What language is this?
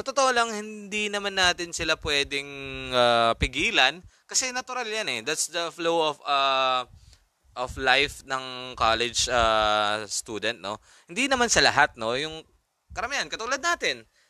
Filipino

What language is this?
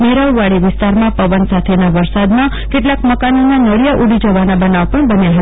Gujarati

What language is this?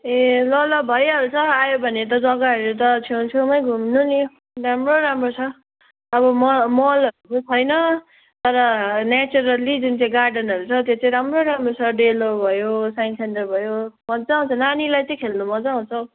Nepali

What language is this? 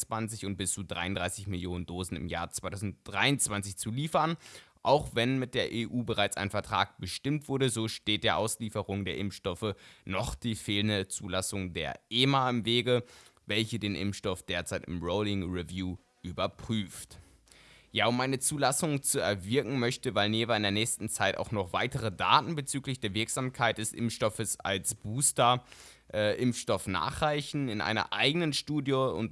German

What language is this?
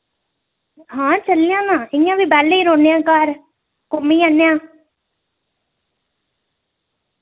Dogri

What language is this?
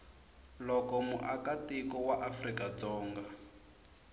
Tsonga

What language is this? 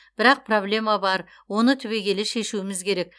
Kazakh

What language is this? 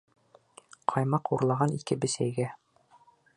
Bashkir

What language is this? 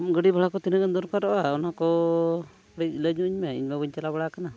Santali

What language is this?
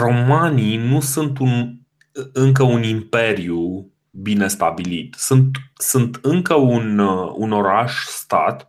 Romanian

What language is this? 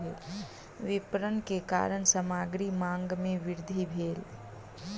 Maithili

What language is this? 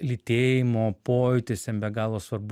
Lithuanian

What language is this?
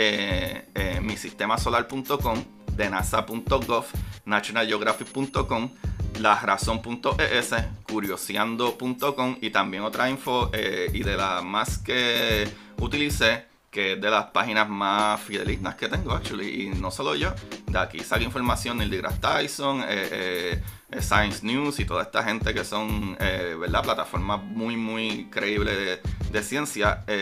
Spanish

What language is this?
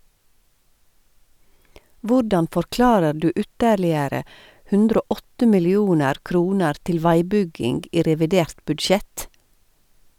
Norwegian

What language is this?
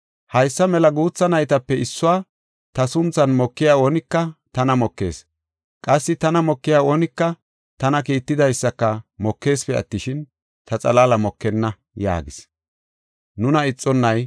Gofa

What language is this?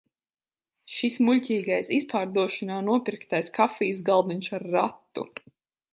Latvian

